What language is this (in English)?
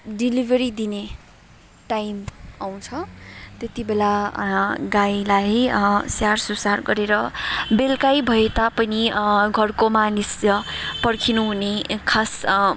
Nepali